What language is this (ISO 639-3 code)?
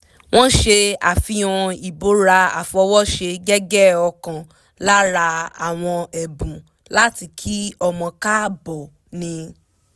yor